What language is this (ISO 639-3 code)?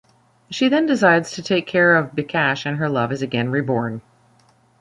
eng